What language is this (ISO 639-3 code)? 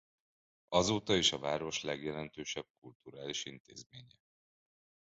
hun